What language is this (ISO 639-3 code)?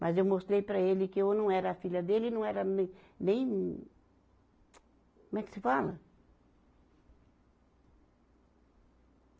por